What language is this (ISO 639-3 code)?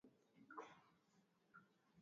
swa